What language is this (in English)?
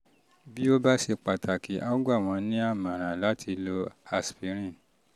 Yoruba